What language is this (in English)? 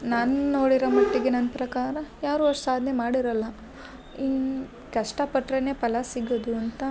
Kannada